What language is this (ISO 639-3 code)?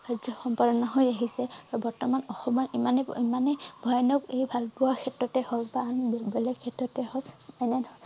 asm